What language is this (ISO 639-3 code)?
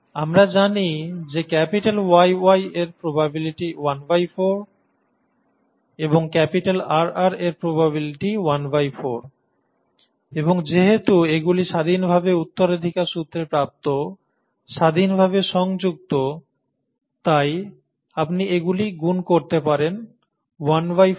ben